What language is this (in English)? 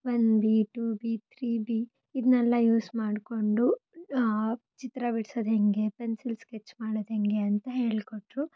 Kannada